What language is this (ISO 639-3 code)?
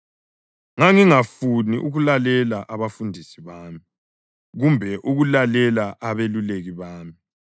nde